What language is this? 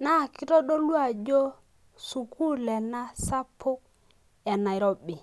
Masai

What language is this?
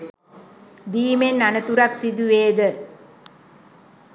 Sinhala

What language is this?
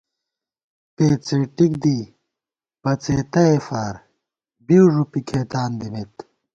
Gawar-Bati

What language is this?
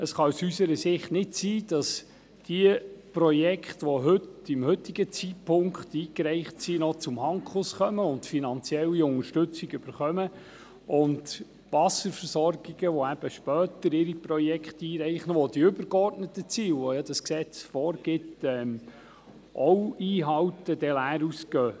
Swiss German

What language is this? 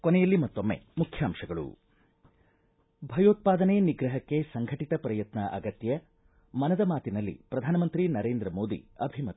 Kannada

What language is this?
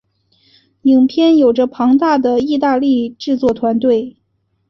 Chinese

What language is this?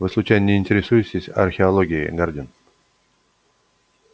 Russian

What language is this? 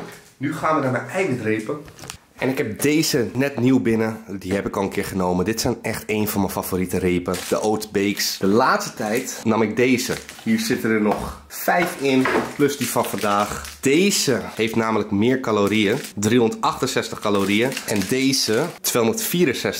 Dutch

